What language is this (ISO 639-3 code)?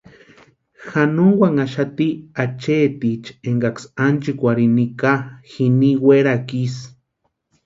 pua